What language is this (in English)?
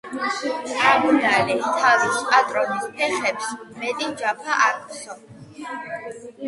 Georgian